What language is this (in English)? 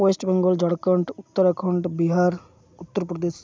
Santali